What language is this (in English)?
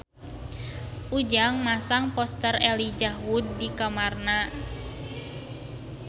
Sundanese